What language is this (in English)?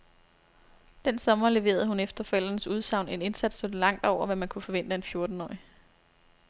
Danish